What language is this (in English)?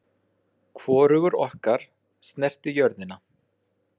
Icelandic